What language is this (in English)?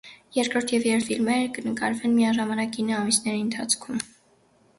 Armenian